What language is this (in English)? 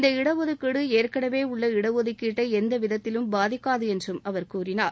Tamil